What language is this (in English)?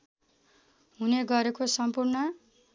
Nepali